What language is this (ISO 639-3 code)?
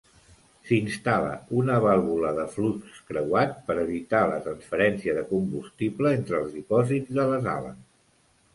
cat